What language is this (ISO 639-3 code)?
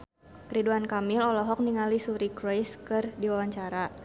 sun